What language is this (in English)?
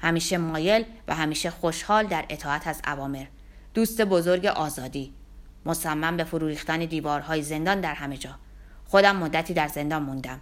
Persian